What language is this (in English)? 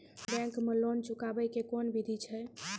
Maithili